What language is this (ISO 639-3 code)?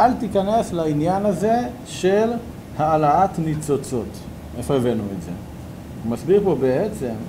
heb